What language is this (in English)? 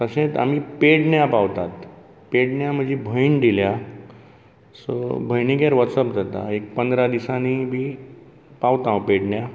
Konkani